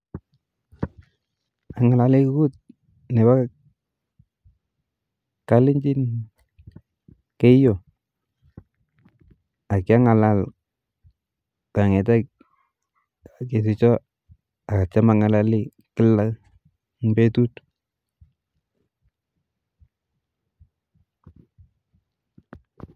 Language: Kalenjin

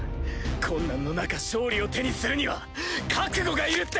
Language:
Japanese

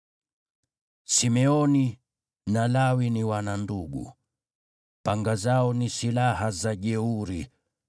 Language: Swahili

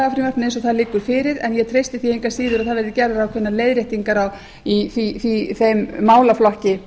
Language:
Icelandic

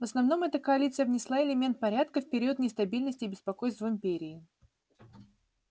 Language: Russian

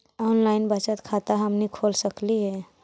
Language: Magahi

